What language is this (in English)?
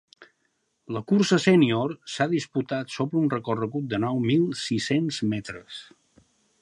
Catalan